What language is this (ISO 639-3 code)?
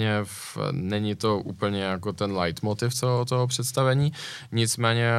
ces